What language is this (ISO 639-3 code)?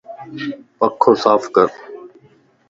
lss